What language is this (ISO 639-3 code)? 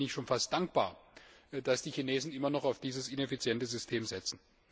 deu